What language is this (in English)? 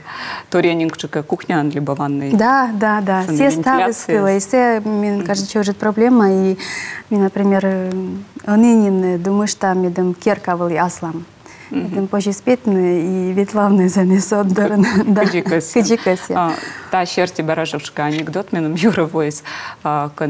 Russian